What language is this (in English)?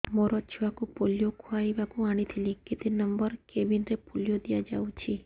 Odia